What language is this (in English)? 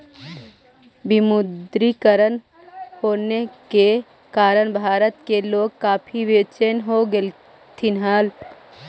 Magahi